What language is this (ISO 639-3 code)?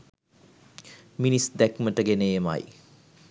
sin